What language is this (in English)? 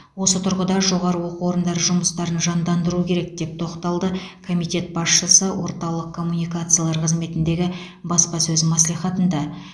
Kazakh